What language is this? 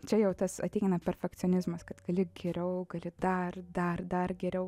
Lithuanian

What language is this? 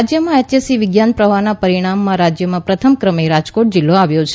Gujarati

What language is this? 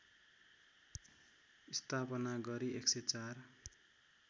Nepali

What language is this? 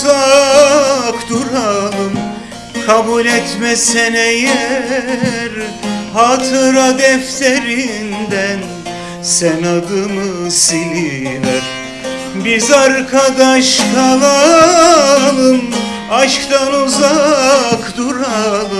Turkish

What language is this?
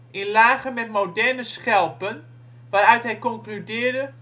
Dutch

